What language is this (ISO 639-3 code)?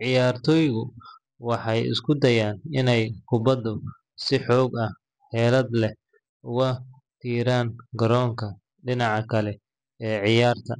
som